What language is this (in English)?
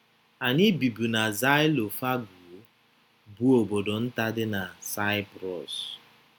Igbo